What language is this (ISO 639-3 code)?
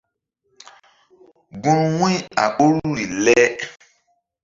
mdd